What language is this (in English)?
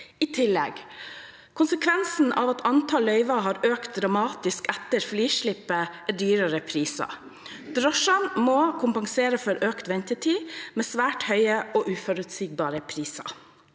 Norwegian